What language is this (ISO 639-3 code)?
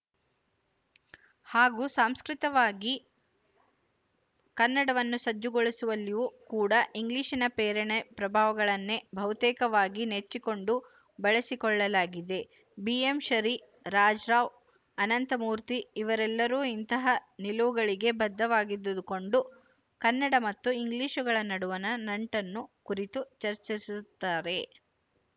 kan